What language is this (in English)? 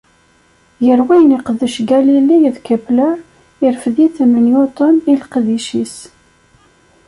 Kabyle